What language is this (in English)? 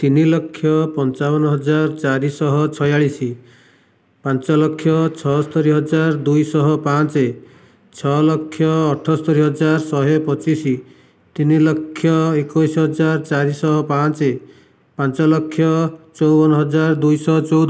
Odia